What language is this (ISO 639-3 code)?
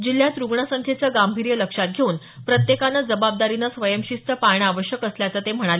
mar